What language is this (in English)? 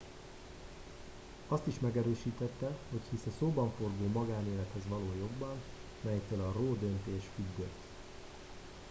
Hungarian